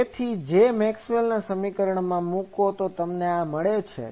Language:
Gujarati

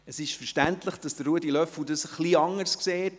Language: Swiss German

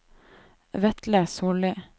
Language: Norwegian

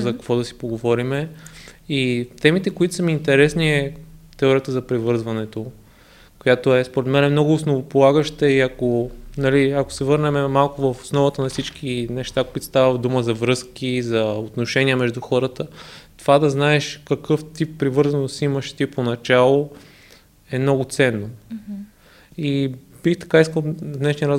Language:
Bulgarian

